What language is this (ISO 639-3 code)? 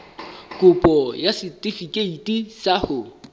sot